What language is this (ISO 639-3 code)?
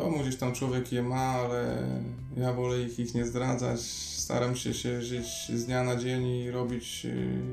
pol